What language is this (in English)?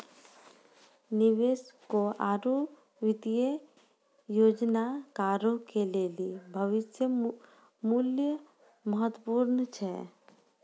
Maithili